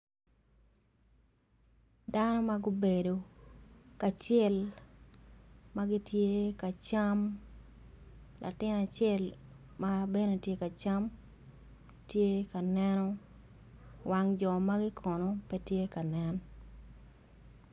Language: Acoli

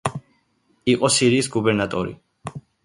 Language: Georgian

